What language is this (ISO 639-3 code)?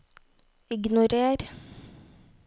nor